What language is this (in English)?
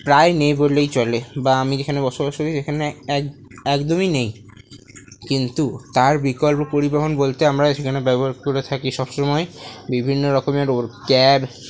Bangla